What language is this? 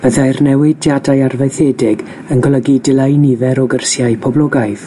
Welsh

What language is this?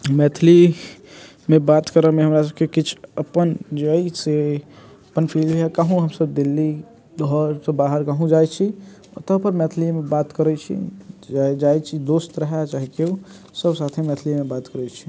Maithili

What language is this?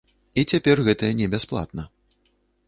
Belarusian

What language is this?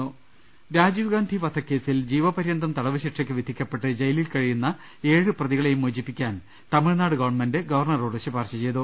Malayalam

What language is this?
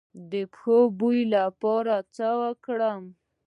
Pashto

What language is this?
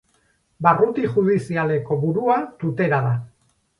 Basque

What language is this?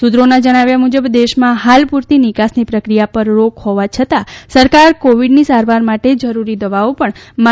Gujarati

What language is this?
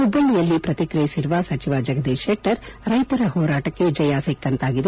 Kannada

